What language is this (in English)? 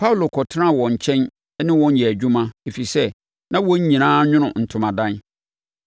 Akan